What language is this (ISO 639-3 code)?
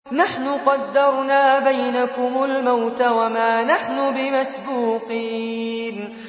ara